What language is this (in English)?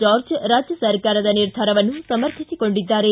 Kannada